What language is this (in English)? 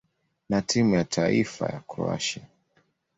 Swahili